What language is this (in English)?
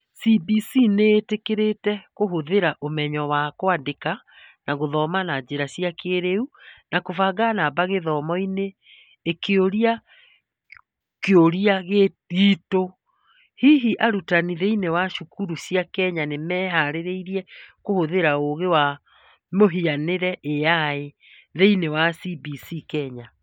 Kikuyu